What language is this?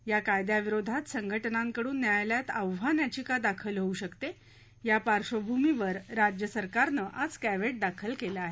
Marathi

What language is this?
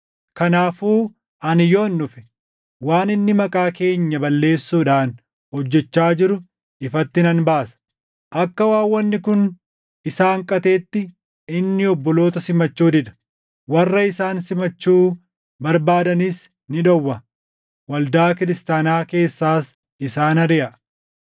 Oromo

